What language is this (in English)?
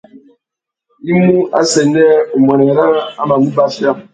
Tuki